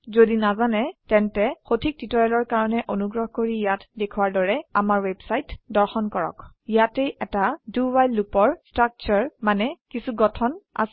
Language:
Assamese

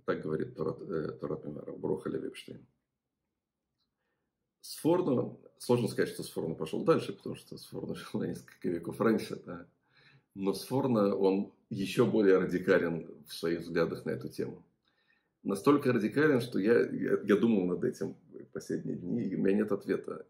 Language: Russian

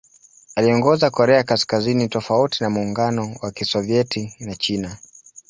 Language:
Swahili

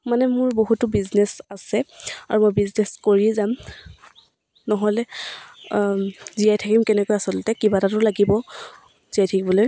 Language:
Assamese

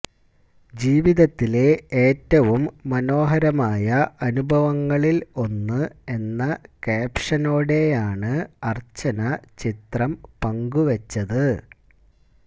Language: Malayalam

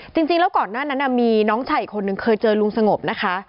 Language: Thai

